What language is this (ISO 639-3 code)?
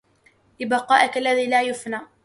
ara